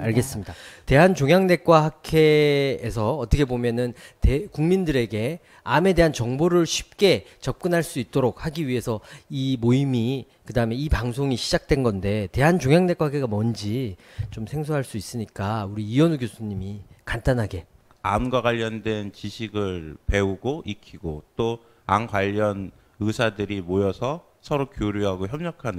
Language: Korean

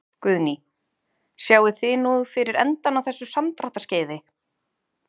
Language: Icelandic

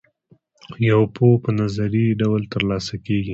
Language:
Pashto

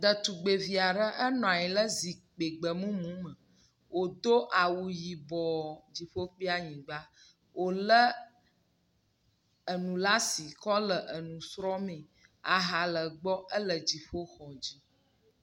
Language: Ewe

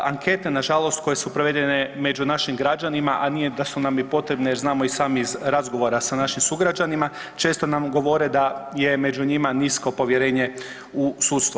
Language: Croatian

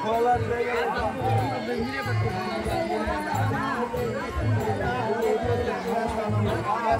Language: Indonesian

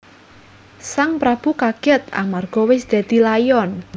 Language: Javanese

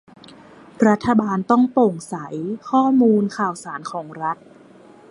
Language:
Thai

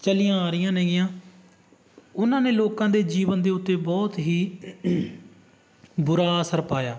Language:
Punjabi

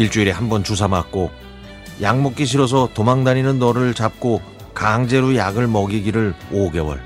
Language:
Korean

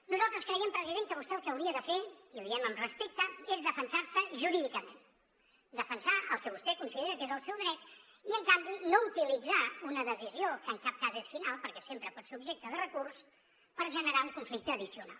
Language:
Catalan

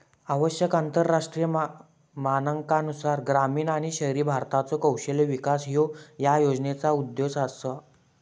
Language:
Marathi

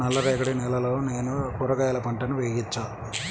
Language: Telugu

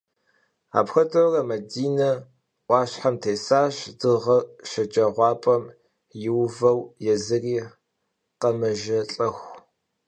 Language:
Kabardian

